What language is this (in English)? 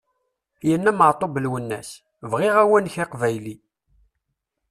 Kabyle